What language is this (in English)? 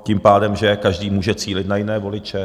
Czech